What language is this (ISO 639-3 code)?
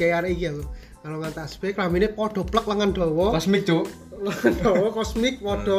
ind